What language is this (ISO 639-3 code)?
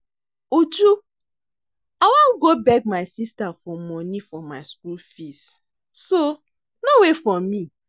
pcm